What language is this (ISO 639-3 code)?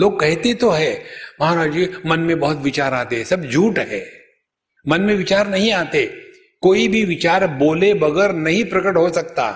hin